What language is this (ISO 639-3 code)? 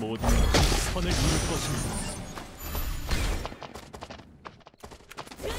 kor